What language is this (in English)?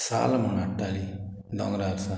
Konkani